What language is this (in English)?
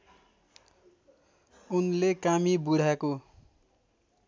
Nepali